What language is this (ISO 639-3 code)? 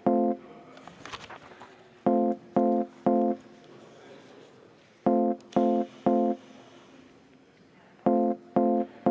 est